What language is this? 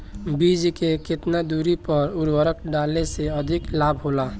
Bhojpuri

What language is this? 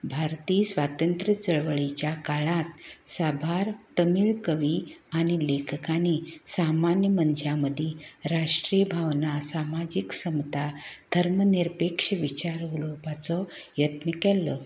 Konkani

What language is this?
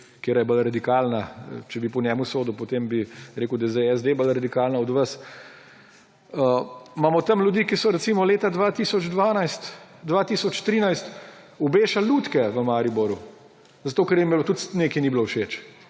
Slovenian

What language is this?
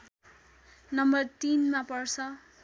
Nepali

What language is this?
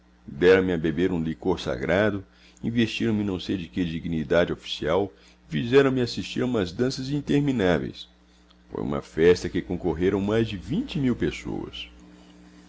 Portuguese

